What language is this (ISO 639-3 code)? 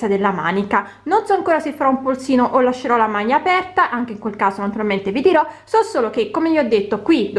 ita